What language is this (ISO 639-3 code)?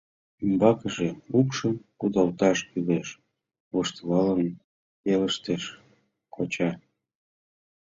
chm